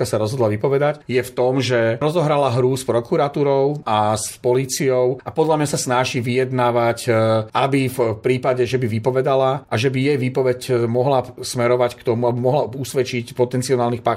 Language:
Slovak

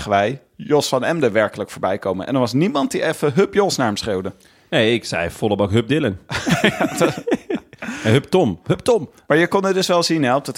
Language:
Dutch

